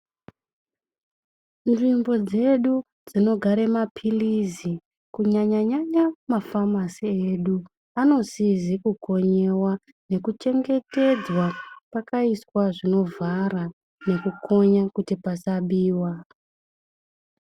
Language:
Ndau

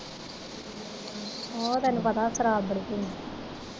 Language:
Punjabi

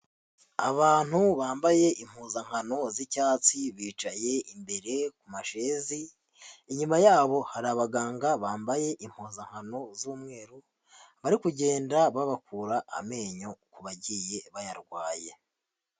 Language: Kinyarwanda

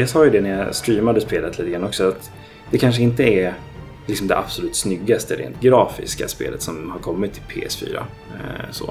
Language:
Swedish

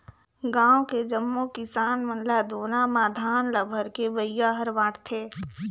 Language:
Chhattisgarhi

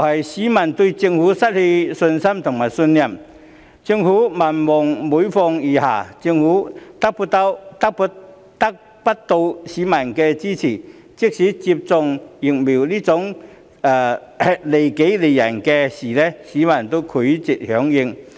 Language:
Cantonese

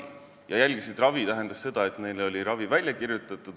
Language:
Estonian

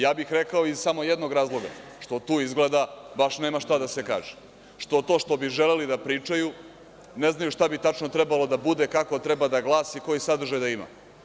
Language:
Serbian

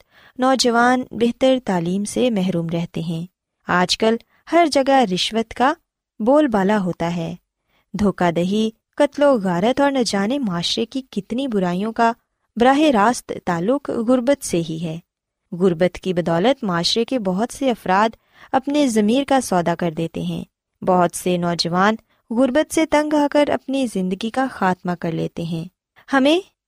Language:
Urdu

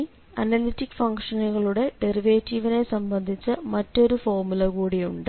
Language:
Malayalam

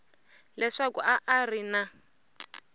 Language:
Tsonga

